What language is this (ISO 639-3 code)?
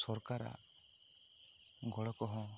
sat